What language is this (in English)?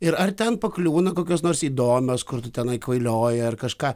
Lithuanian